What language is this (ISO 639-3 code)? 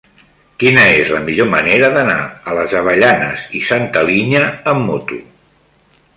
cat